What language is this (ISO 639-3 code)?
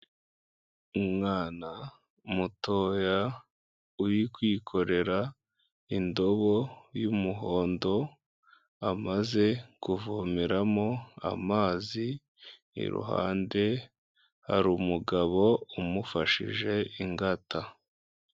kin